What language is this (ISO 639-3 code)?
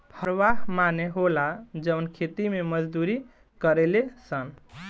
bho